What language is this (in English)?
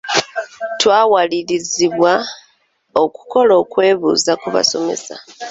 Ganda